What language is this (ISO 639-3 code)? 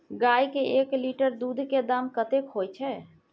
mai